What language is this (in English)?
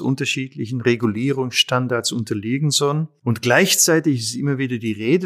German